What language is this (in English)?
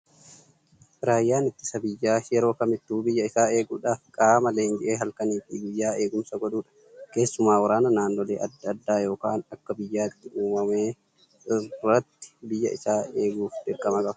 Oromo